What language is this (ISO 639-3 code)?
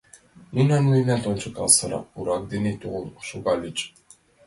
chm